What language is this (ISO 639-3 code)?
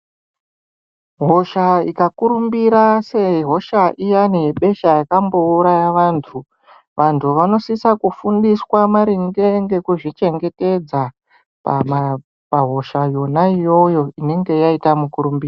ndc